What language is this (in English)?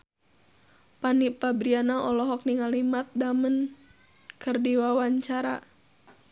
Sundanese